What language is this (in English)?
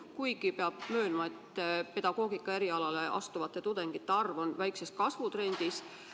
Estonian